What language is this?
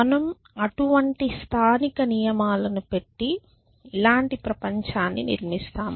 Telugu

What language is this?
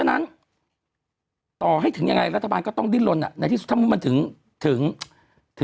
Thai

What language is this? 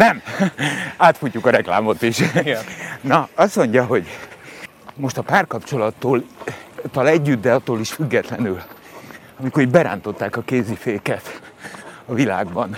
Hungarian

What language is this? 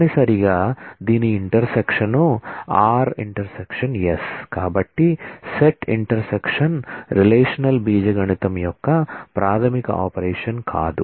Telugu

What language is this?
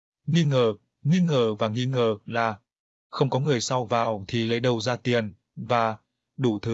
Vietnamese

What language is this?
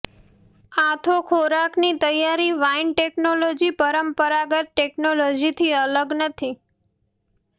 Gujarati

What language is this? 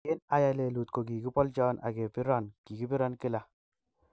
Kalenjin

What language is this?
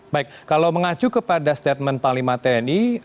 Indonesian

